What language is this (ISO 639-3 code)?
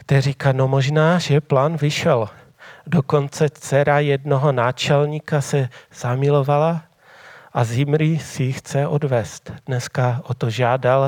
ces